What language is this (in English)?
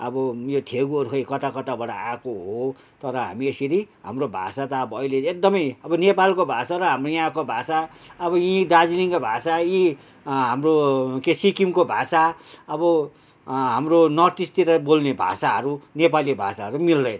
Nepali